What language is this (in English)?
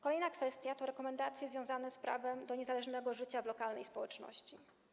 Polish